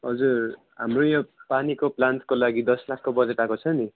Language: Nepali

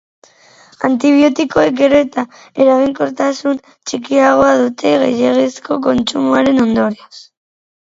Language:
Basque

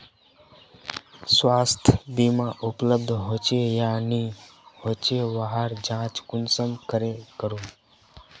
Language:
Magahi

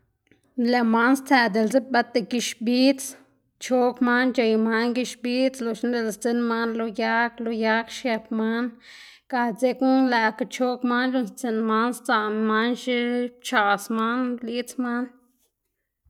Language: Xanaguía Zapotec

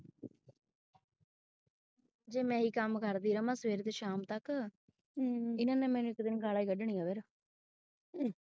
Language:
Punjabi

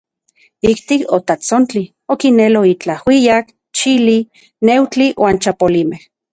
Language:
Central Puebla Nahuatl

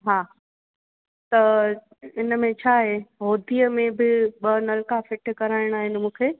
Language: Sindhi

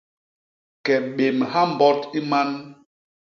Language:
Basaa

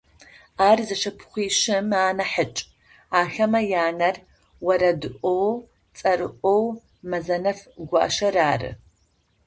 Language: Adyghe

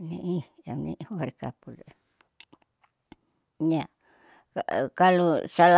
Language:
Saleman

